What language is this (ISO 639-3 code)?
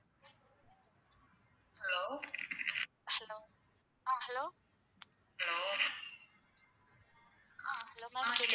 tam